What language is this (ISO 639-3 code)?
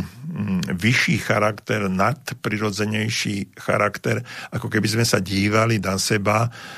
slk